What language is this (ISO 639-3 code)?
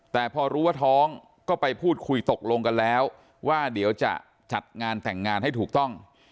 tha